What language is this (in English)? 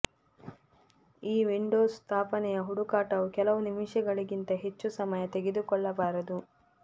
Kannada